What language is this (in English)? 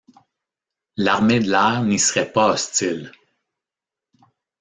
French